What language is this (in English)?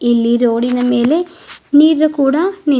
Kannada